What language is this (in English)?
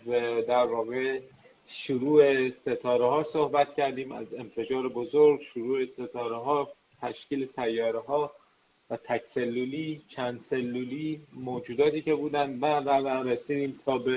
Persian